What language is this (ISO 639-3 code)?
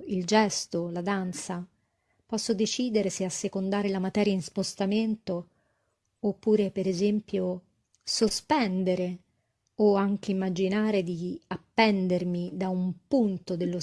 ita